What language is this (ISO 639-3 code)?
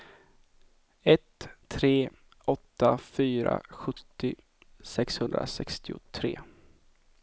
swe